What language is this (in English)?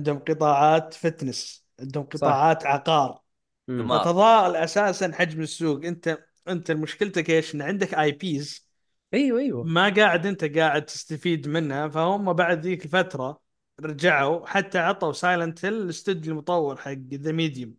Arabic